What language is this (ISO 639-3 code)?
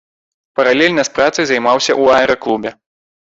bel